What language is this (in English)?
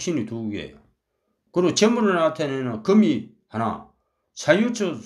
Korean